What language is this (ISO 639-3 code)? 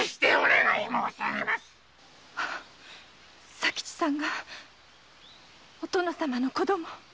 jpn